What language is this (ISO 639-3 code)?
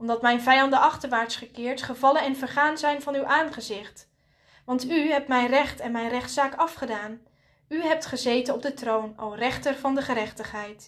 nld